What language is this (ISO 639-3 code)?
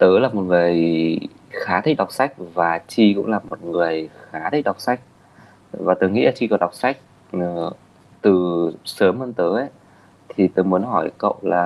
vie